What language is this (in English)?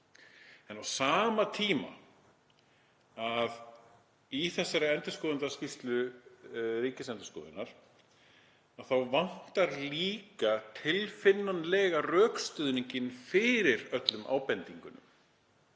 Icelandic